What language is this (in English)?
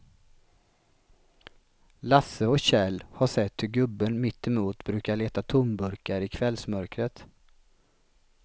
Swedish